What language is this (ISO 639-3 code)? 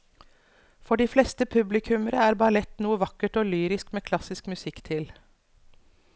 nor